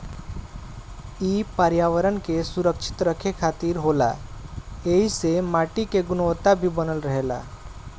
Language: Bhojpuri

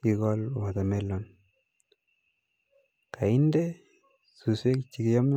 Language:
Kalenjin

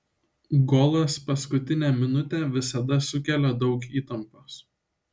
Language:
Lithuanian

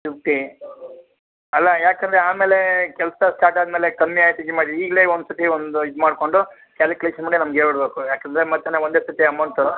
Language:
Kannada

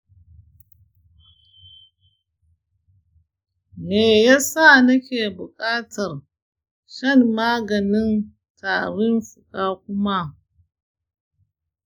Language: Hausa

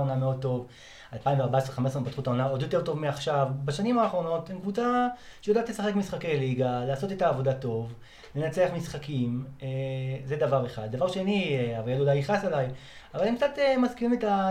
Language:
Hebrew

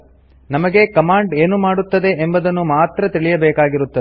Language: Kannada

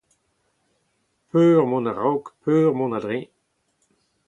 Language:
Breton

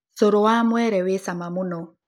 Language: Kikuyu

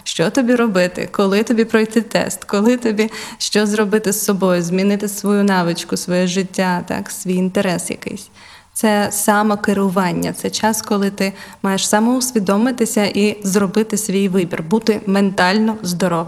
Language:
Ukrainian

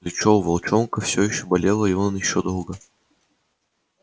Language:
Russian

